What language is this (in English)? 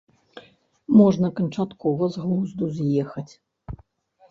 Belarusian